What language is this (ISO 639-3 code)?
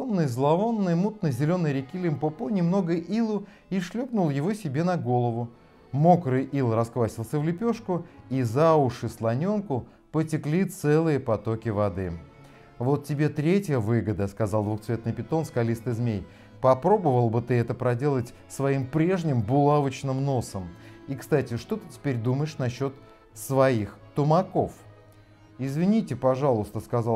rus